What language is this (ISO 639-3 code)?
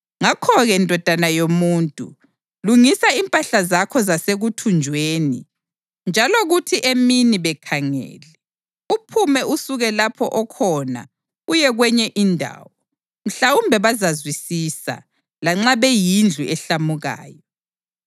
nde